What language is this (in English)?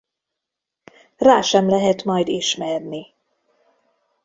Hungarian